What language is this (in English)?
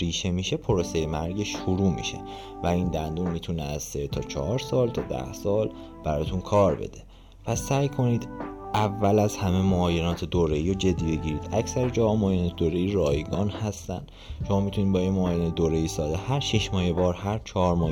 Persian